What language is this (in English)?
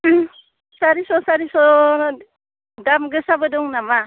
Bodo